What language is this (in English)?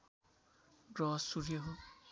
Nepali